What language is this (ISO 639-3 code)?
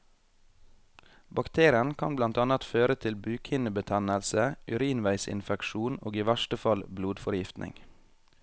nor